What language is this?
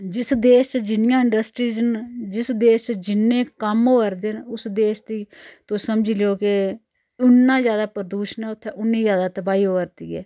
Dogri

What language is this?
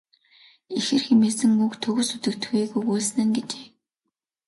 Mongolian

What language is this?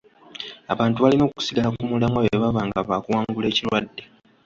Ganda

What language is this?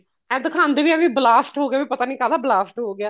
Punjabi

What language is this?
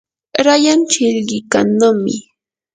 Yanahuanca Pasco Quechua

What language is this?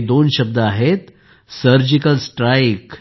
Marathi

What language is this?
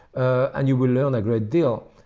English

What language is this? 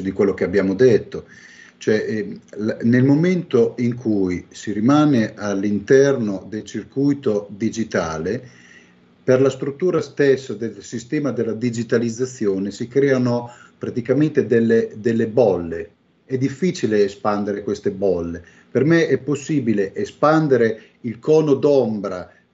Italian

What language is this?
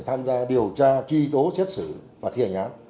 Vietnamese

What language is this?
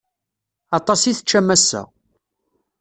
Kabyle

